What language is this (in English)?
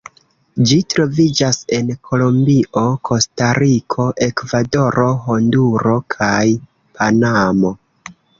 Esperanto